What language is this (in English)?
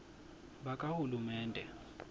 Swati